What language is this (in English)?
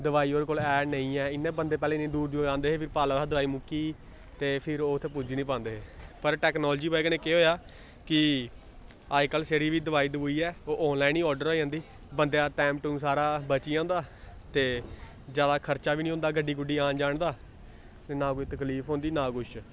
Dogri